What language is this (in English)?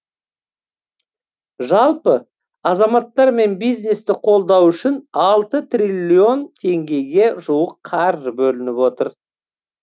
Kazakh